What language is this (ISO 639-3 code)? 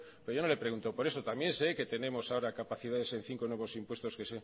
spa